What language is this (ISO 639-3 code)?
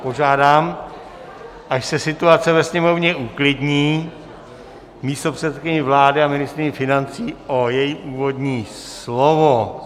ces